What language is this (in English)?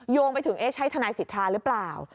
Thai